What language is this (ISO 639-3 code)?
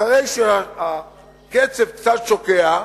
heb